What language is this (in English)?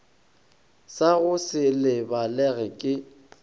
Northern Sotho